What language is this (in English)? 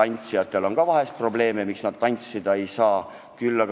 Estonian